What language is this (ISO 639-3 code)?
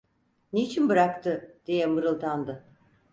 tur